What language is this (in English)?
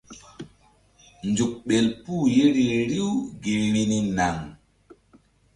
Mbum